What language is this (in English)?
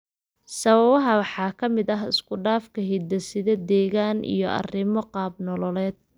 Somali